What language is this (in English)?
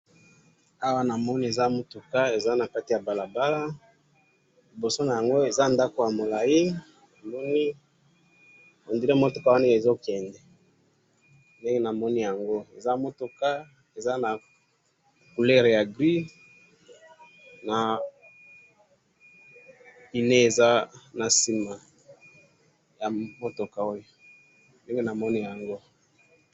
Lingala